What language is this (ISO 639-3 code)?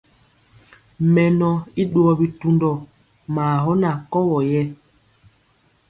mcx